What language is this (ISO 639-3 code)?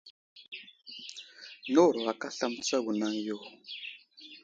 udl